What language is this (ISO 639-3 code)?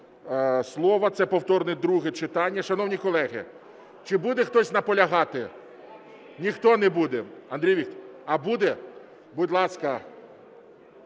ukr